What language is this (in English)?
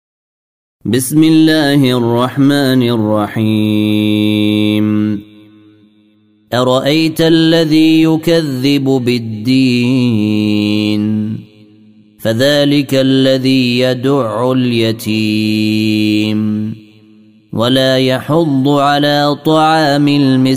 Arabic